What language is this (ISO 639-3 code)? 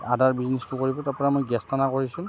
asm